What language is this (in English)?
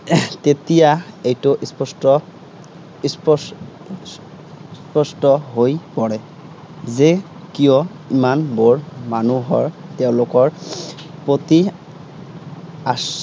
Assamese